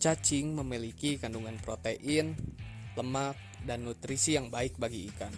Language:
Indonesian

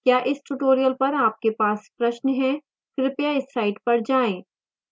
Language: Hindi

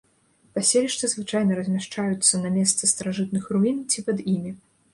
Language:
Belarusian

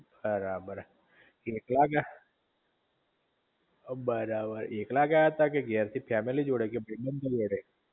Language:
Gujarati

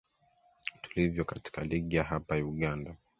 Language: Swahili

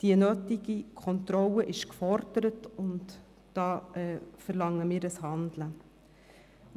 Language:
Swiss German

